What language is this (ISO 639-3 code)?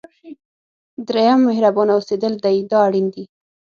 pus